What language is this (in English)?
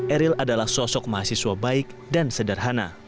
Indonesian